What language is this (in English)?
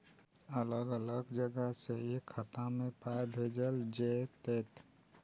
Maithili